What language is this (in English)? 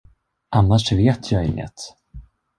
Swedish